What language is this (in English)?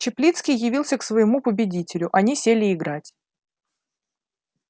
Russian